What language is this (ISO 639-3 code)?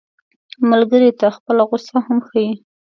pus